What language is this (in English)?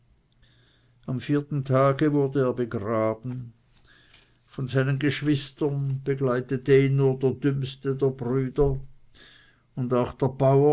German